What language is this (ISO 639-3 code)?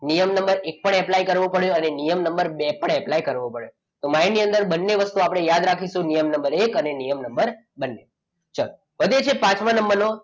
guj